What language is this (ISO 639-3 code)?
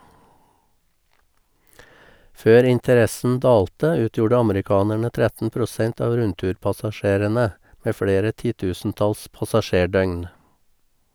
nor